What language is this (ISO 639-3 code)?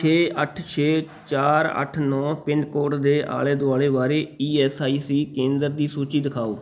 pan